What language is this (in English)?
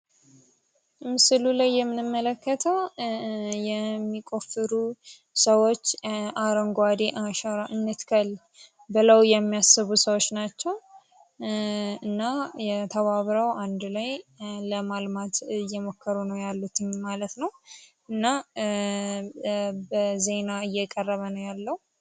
Amharic